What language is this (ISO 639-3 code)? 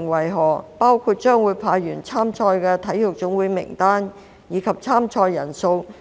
yue